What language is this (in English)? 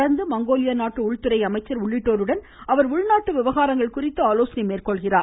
Tamil